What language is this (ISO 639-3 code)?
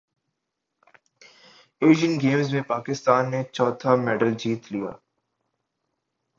urd